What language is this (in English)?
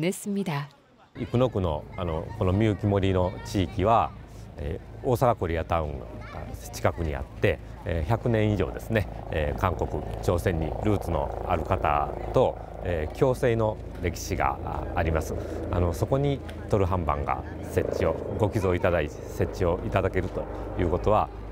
Korean